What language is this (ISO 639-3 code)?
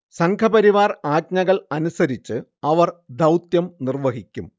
mal